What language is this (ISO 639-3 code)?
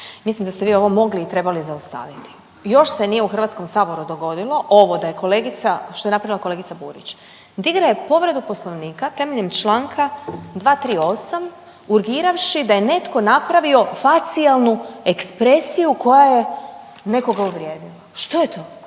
hrv